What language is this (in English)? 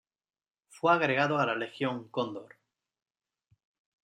Spanish